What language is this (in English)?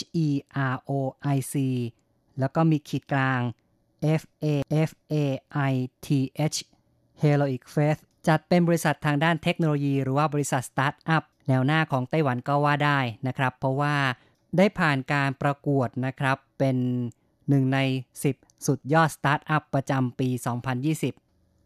Thai